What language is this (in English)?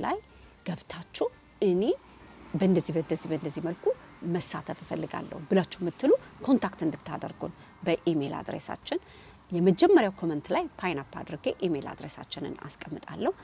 Arabic